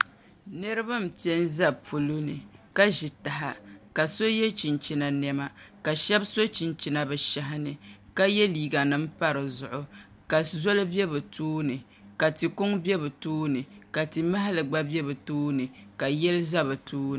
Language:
Dagbani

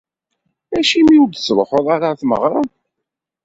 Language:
Kabyle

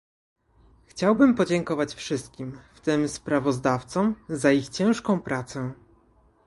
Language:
Polish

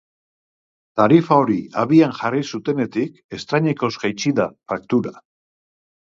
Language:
Basque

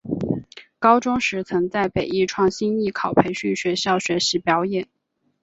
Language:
Chinese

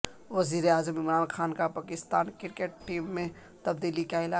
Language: Urdu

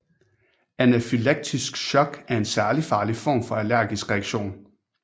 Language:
Danish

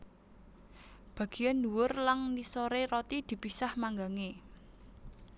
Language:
Javanese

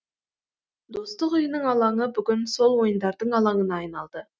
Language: Kazakh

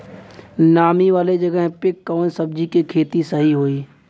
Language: Bhojpuri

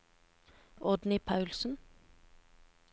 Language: Norwegian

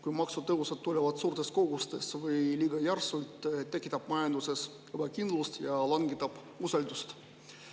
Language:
Estonian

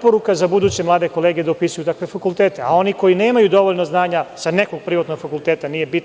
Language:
Serbian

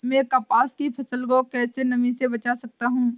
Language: Hindi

